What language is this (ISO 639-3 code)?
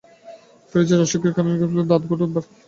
ben